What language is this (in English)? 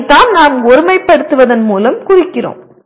Tamil